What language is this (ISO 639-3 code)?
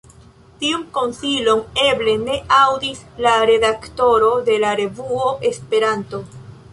epo